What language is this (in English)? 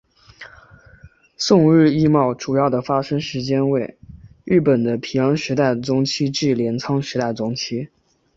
Chinese